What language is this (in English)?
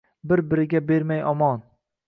Uzbek